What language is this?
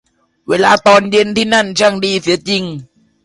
Thai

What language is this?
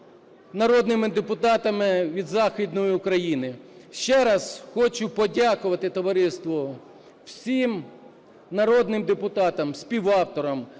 Ukrainian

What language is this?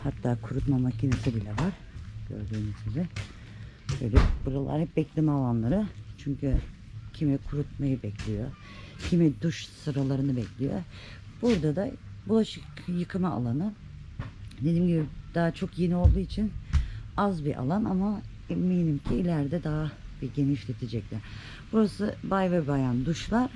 Turkish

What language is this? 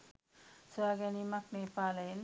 Sinhala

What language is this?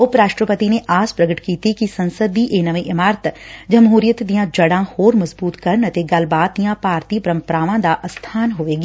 Punjabi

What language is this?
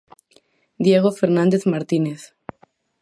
Galician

